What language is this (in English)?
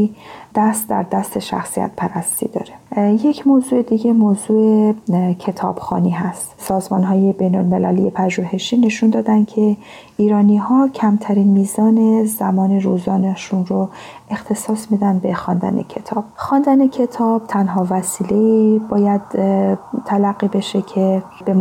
Persian